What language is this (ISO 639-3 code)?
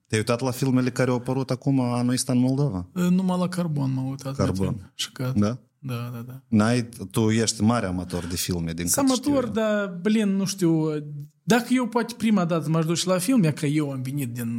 ron